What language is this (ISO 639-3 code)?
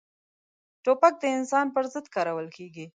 pus